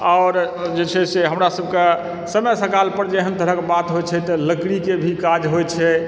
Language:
Maithili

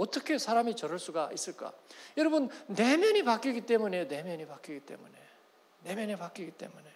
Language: Korean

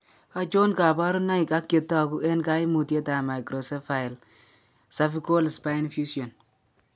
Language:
Kalenjin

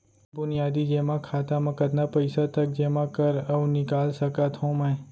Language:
Chhattisgarhi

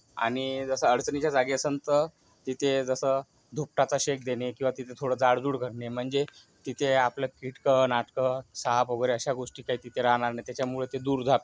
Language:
Marathi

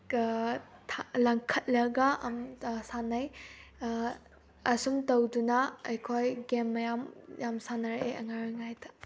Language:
Manipuri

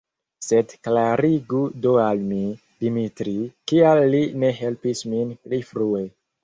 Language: Esperanto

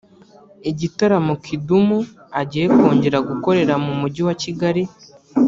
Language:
Kinyarwanda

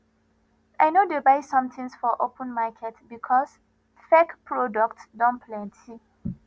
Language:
Nigerian Pidgin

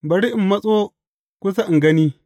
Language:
Hausa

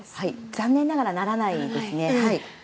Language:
Japanese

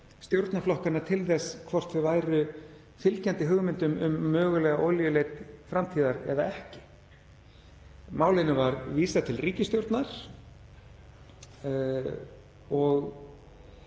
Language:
Icelandic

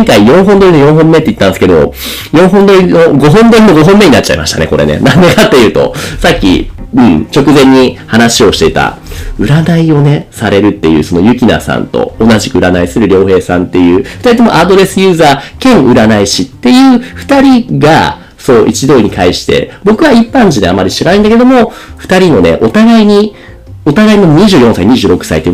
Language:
Japanese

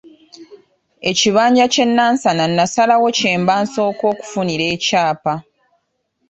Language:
Ganda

